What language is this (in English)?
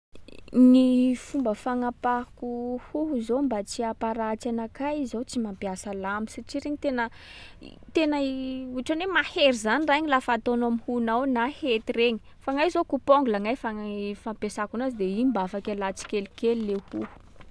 Sakalava Malagasy